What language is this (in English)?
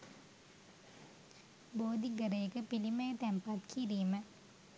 Sinhala